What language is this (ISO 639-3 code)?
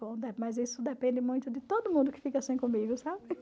por